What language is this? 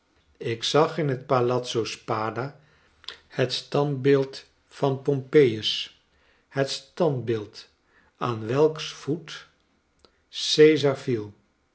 Dutch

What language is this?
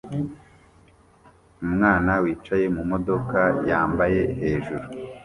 Kinyarwanda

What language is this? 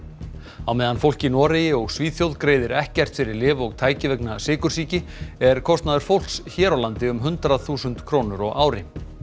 Icelandic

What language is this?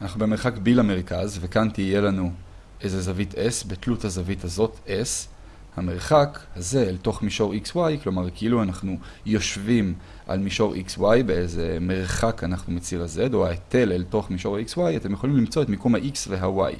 Hebrew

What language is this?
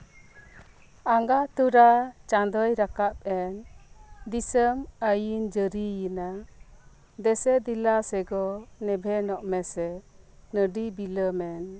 Santali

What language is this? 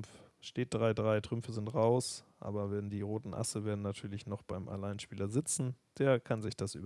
German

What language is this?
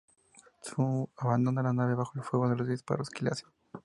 Spanish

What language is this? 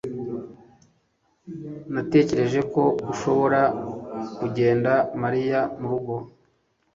Kinyarwanda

